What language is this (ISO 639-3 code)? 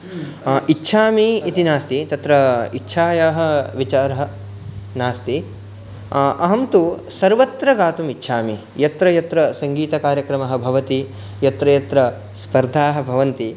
san